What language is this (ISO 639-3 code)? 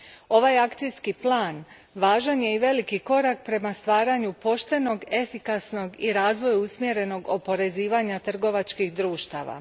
hrv